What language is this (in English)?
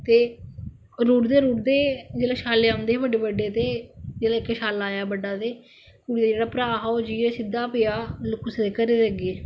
Dogri